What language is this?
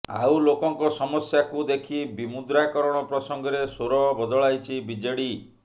Odia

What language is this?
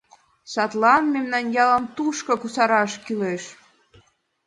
Mari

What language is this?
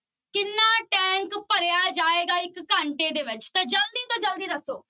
Punjabi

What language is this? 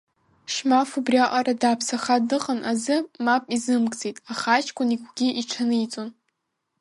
Abkhazian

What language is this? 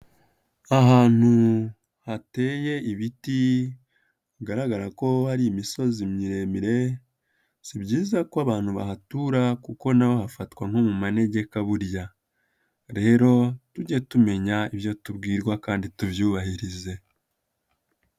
Kinyarwanda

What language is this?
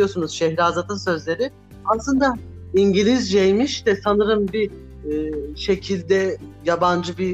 Turkish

